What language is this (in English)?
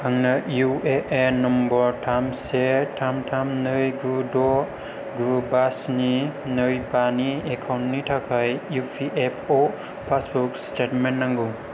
Bodo